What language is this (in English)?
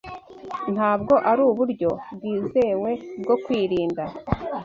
Kinyarwanda